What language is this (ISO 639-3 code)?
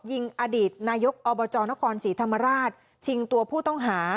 tha